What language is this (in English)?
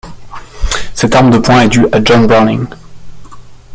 French